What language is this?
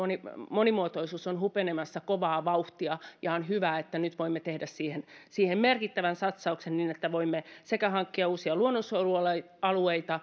Finnish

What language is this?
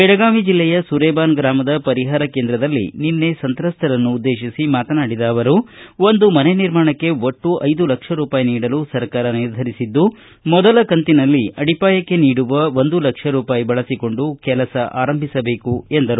Kannada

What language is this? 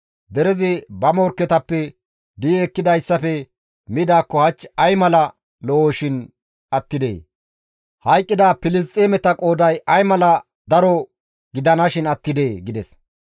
Gamo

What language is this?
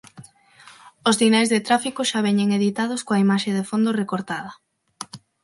Galician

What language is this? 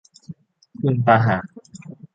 Thai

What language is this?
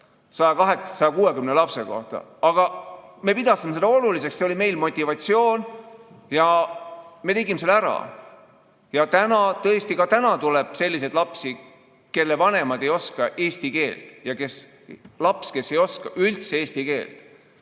Estonian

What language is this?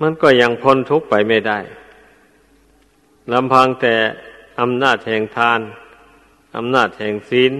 Thai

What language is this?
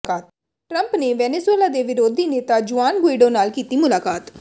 Punjabi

